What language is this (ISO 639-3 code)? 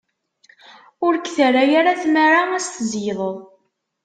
kab